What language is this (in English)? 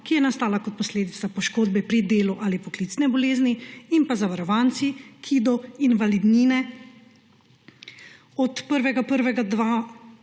Slovenian